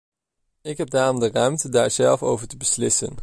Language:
Dutch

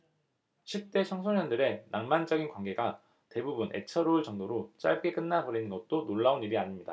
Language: Korean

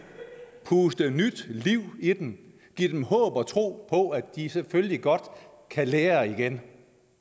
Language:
Danish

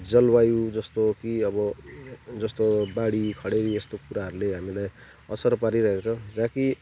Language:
Nepali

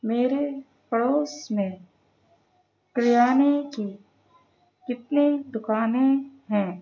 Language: Urdu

